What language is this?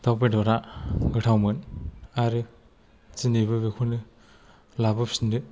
Bodo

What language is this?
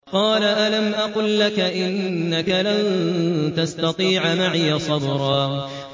Arabic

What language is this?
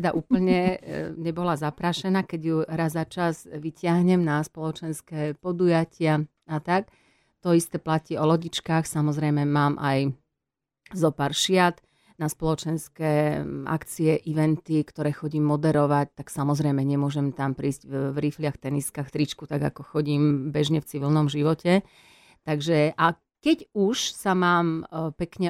Slovak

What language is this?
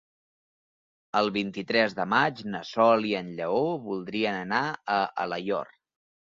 Catalan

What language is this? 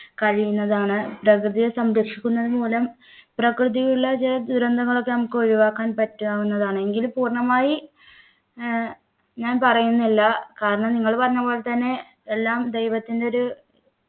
Malayalam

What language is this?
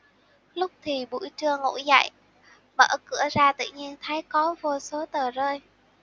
Vietnamese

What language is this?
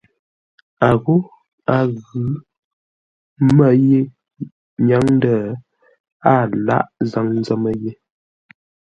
Ngombale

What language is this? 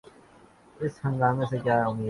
Urdu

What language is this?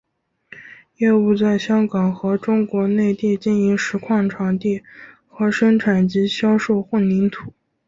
Chinese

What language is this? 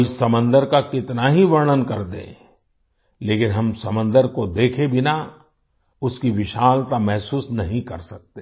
Hindi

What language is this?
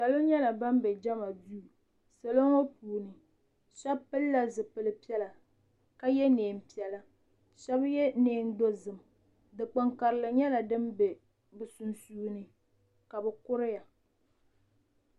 Dagbani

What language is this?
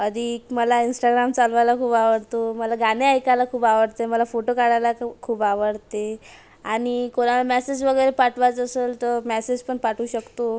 Marathi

